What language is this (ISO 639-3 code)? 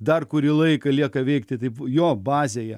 lit